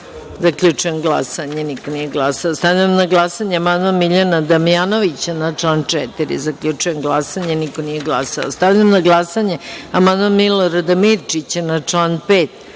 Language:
Serbian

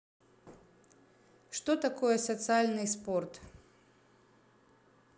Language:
Russian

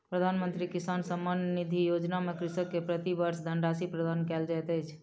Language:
Maithili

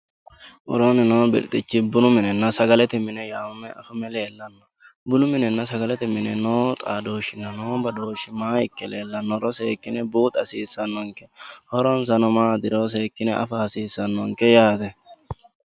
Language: Sidamo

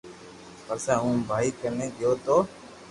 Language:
Loarki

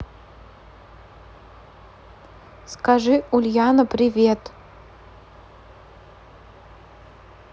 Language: Russian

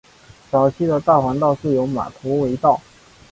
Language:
Chinese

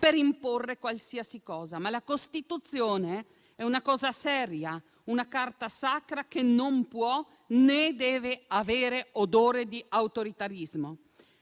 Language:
Italian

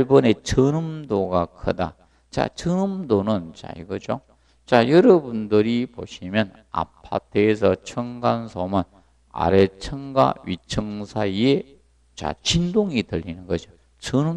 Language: Korean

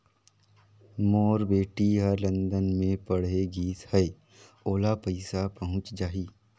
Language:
Chhattisgarhi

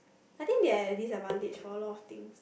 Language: English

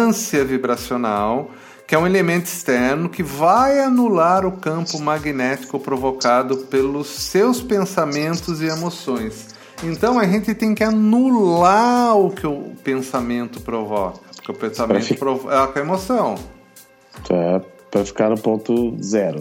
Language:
Portuguese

